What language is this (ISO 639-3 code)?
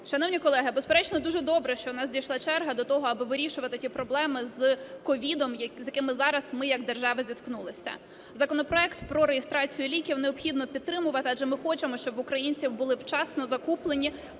ukr